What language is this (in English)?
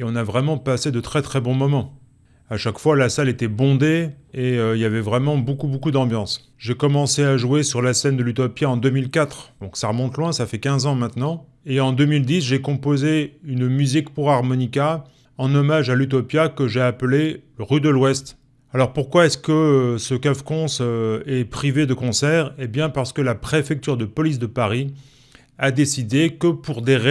French